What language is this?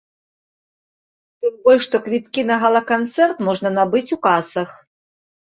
Belarusian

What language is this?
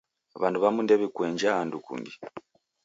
Taita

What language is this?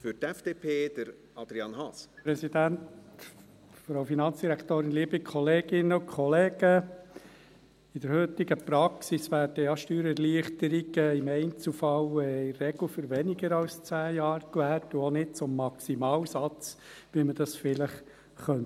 Swiss German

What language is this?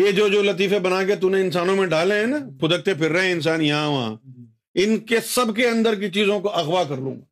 Urdu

